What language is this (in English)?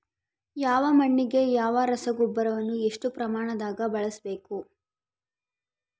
Kannada